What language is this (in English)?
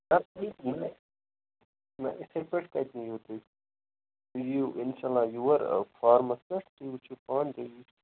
Kashmiri